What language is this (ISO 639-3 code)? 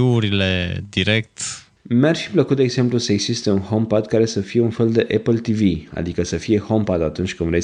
ron